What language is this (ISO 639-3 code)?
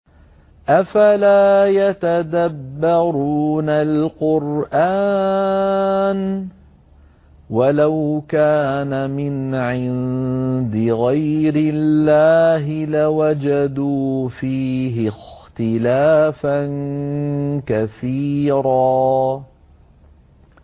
ara